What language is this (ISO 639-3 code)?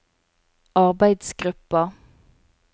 nor